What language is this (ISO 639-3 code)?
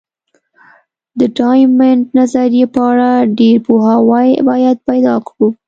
pus